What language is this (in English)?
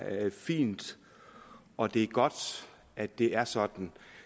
Danish